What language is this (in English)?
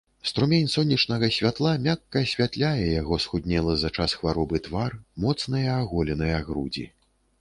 Belarusian